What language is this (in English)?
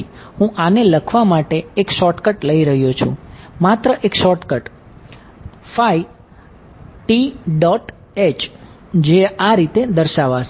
Gujarati